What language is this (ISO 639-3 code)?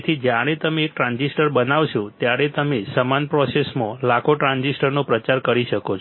guj